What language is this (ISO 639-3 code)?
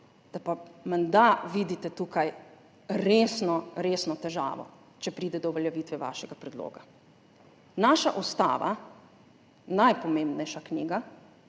slv